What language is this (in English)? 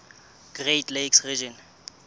Southern Sotho